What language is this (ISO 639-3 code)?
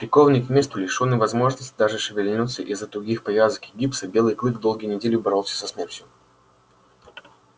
rus